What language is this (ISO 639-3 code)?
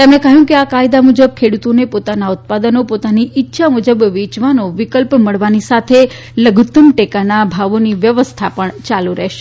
guj